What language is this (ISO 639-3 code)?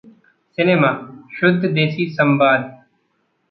hin